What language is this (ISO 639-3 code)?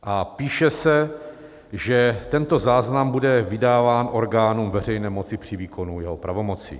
ces